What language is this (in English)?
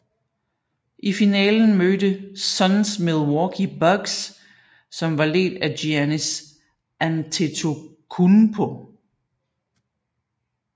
Danish